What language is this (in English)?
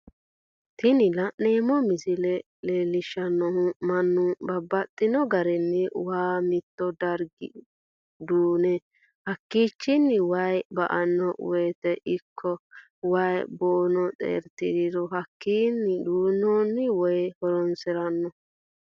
Sidamo